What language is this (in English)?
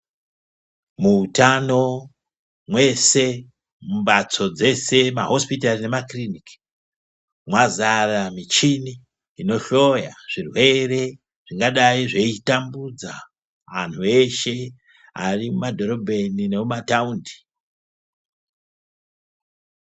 Ndau